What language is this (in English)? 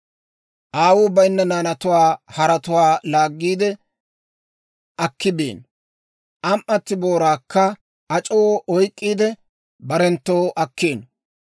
Dawro